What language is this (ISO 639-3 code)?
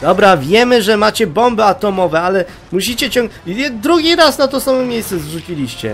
pol